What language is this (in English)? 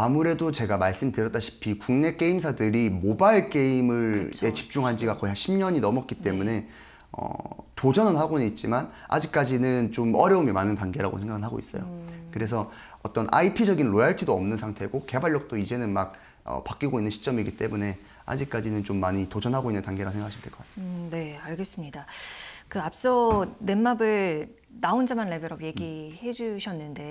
Korean